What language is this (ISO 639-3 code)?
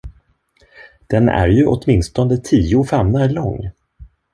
swe